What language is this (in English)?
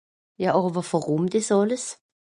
Swiss German